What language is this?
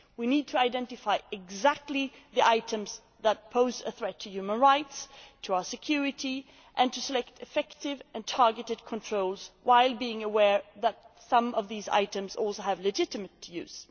English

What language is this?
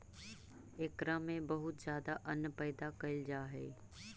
Magahi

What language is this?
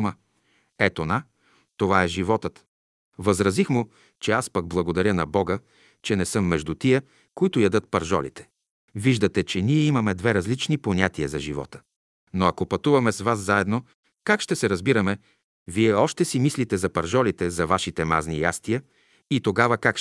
Bulgarian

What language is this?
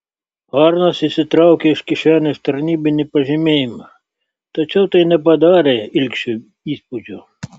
Lithuanian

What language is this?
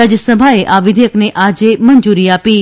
Gujarati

